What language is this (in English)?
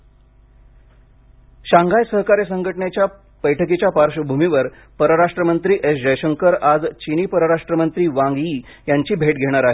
Marathi